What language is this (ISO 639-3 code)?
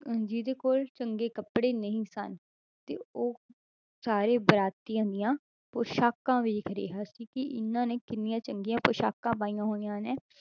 pan